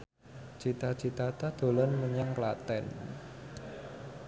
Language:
Javanese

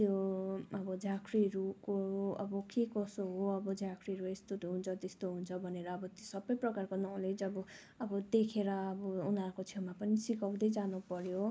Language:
Nepali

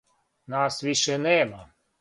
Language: Serbian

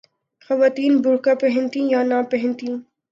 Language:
Urdu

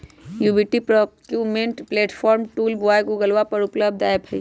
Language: Magahi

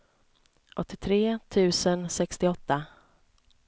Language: Swedish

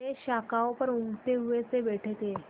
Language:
Hindi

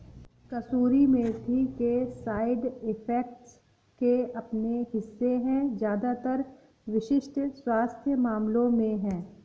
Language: Hindi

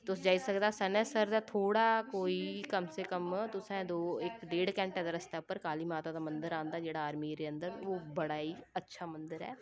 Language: Dogri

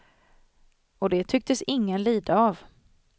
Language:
Swedish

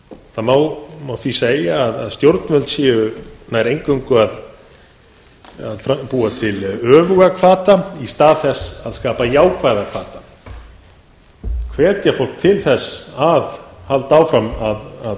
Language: Icelandic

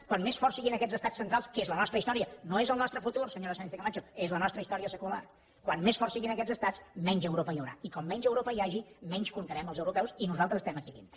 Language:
Catalan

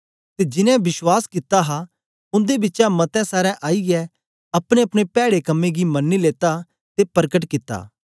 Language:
Dogri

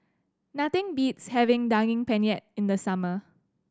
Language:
English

